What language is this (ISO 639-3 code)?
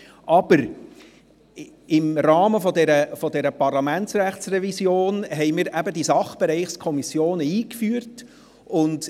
gsw